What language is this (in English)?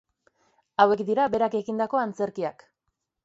Basque